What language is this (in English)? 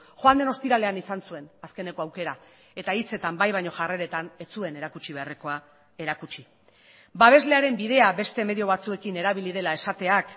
Basque